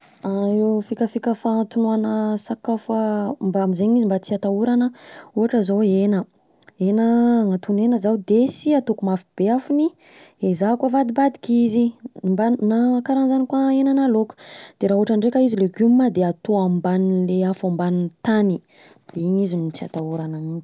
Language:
Southern Betsimisaraka Malagasy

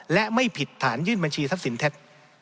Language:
Thai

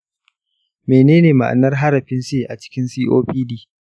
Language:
Hausa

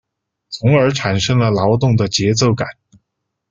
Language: Chinese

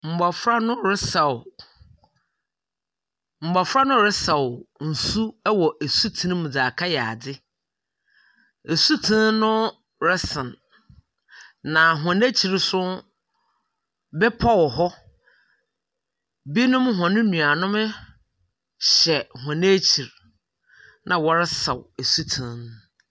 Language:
Akan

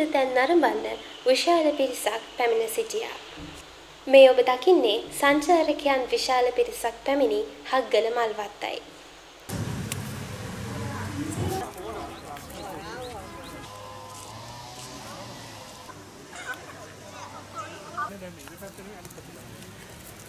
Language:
Romanian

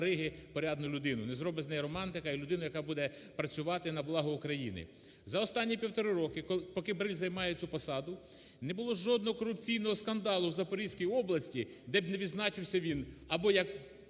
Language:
Ukrainian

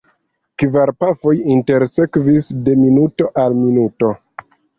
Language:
Esperanto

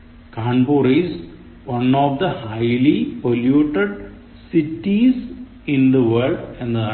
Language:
Malayalam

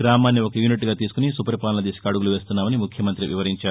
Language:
Telugu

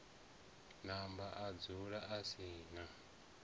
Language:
Venda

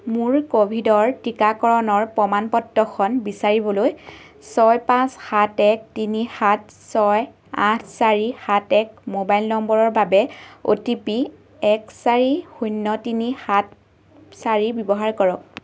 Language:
Assamese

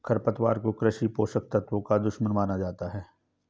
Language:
Hindi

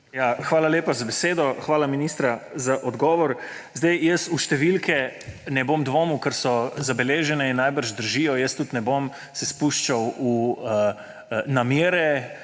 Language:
Slovenian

